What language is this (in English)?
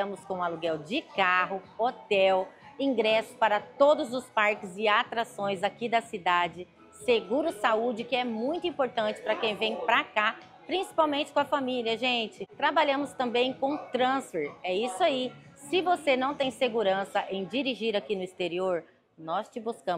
Portuguese